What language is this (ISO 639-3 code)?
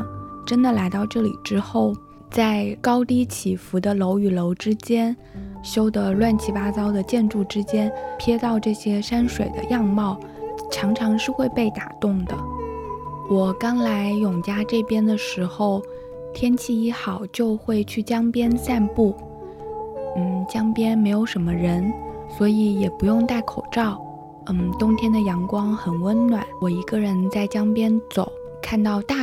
zho